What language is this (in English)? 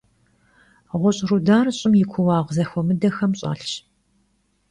Kabardian